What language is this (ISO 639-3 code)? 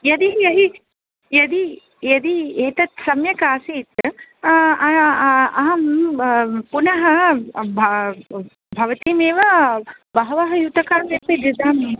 san